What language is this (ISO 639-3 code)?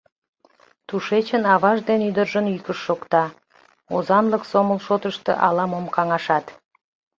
chm